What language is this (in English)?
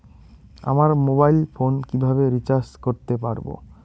Bangla